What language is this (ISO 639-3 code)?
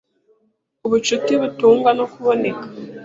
kin